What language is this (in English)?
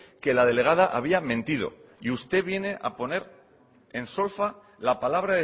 Spanish